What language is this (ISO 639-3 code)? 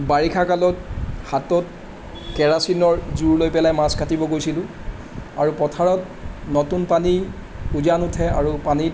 asm